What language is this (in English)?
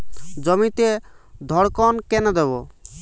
Bangla